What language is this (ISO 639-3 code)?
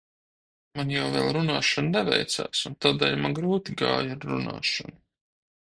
lav